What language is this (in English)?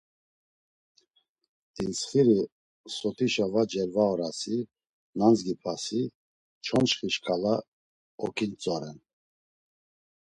Laz